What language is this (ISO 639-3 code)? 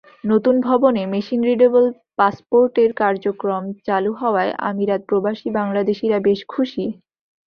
ben